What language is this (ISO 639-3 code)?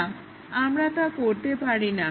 ben